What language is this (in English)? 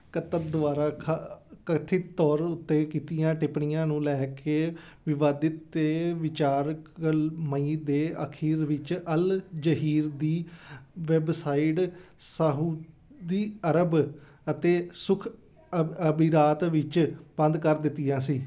Punjabi